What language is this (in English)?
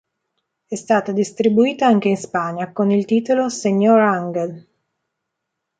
Italian